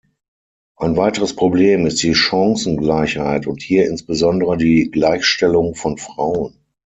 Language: German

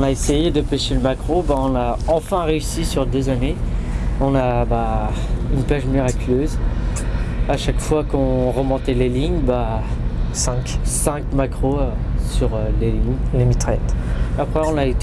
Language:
French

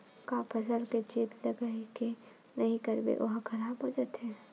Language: Chhattisgarhi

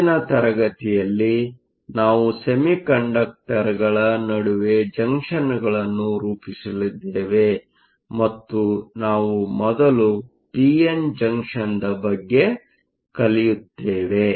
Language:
Kannada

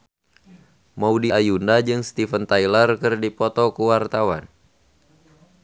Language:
Sundanese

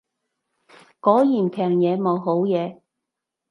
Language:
Cantonese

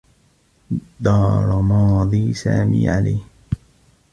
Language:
Arabic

